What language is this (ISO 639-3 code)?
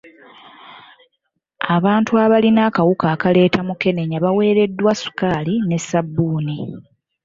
lug